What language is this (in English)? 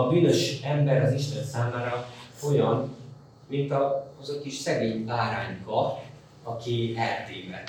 Hungarian